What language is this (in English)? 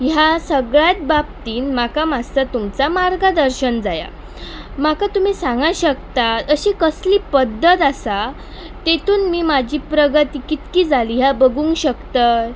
Konkani